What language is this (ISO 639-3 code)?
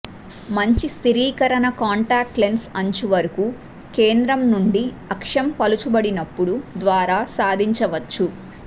tel